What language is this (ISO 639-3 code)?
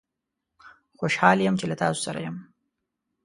pus